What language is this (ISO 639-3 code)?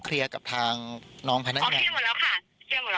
tha